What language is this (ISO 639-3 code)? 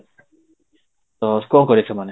ori